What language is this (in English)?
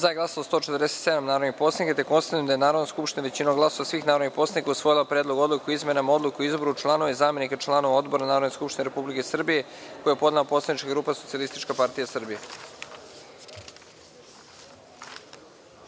Serbian